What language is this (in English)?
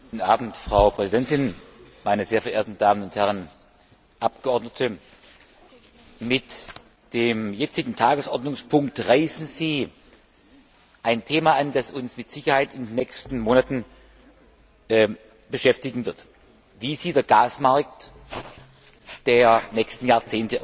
German